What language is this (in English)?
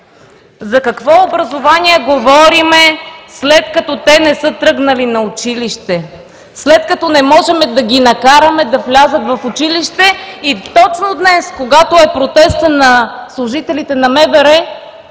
Bulgarian